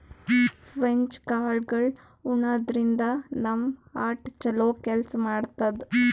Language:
Kannada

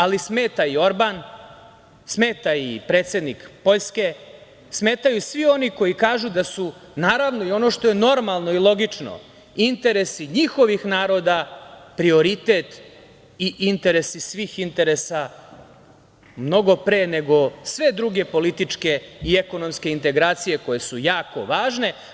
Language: Serbian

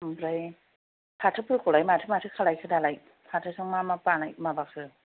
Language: Bodo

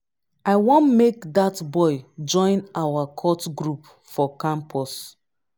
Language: Nigerian Pidgin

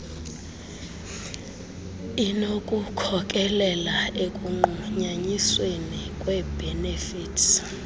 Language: Xhosa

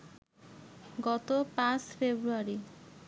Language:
Bangla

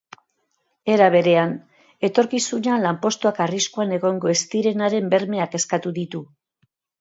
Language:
Basque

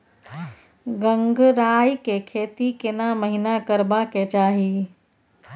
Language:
Maithili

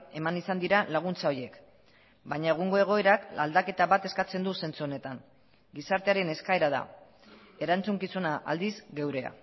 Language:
Basque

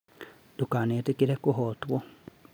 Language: Kikuyu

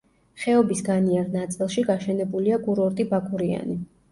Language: Georgian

